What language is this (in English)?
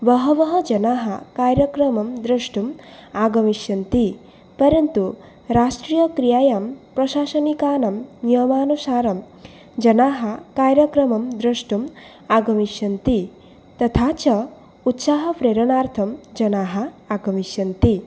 Sanskrit